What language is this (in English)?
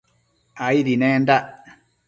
Matsés